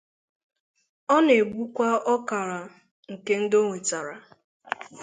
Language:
Igbo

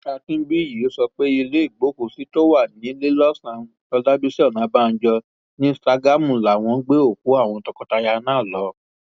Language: Yoruba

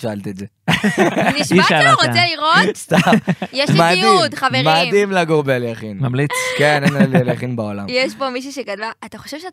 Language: Hebrew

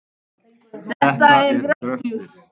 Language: Icelandic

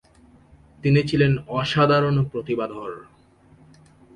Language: Bangla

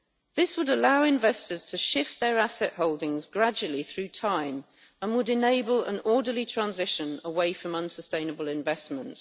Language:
English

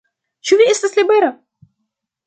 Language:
Esperanto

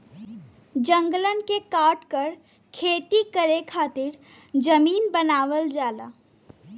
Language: Bhojpuri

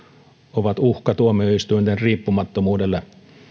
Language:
Finnish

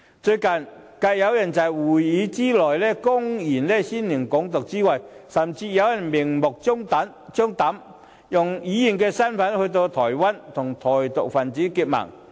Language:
Cantonese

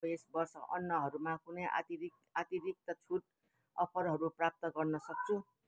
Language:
Nepali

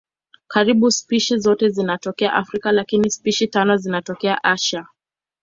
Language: Swahili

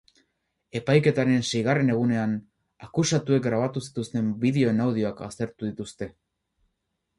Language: Basque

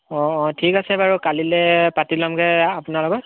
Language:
Assamese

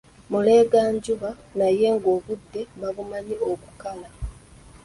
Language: Ganda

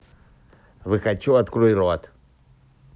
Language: Russian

